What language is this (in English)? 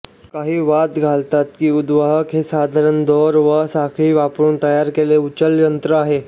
Marathi